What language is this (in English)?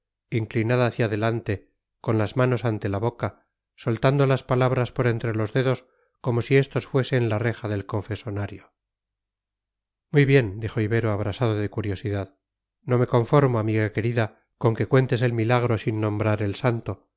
Spanish